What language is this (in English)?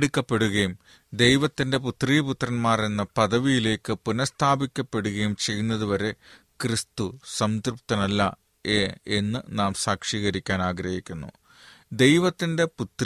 Malayalam